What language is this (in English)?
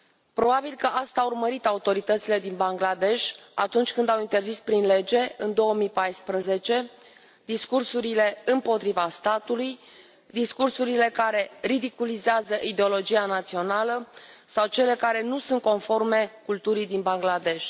Romanian